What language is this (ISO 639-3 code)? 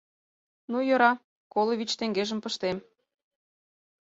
chm